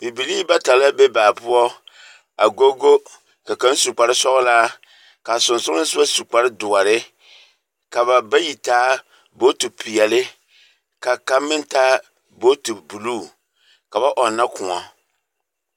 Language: Southern Dagaare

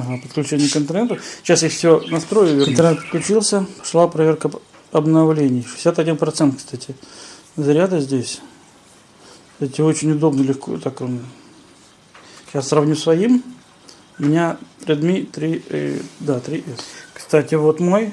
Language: Russian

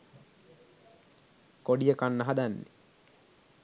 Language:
Sinhala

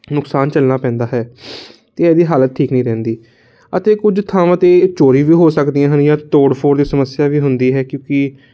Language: Punjabi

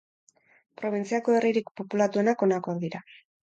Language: Basque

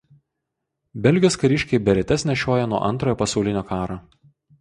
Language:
Lithuanian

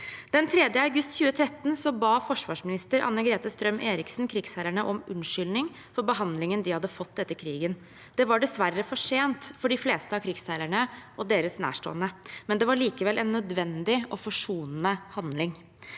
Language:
Norwegian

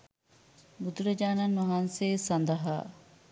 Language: Sinhala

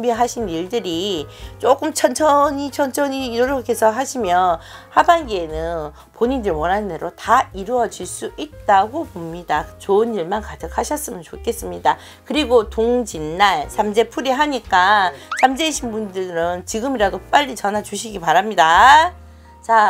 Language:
Korean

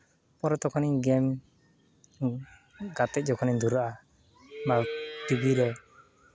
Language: Santali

